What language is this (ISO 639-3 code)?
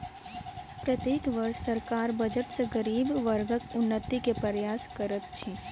mai